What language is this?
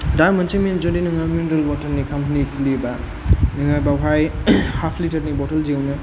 Bodo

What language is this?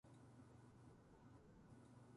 Japanese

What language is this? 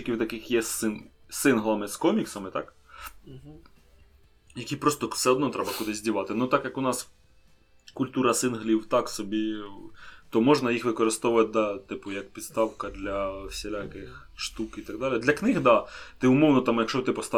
Ukrainian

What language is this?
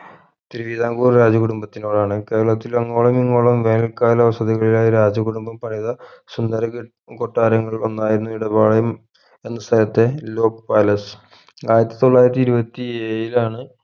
Malayalam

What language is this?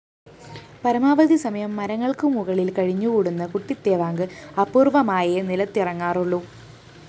Malayalam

